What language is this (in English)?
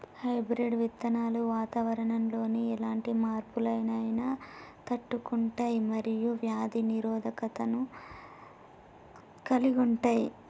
Telugu